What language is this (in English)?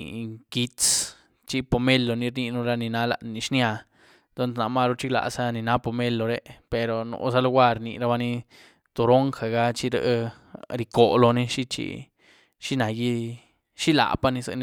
Güilá Zapotec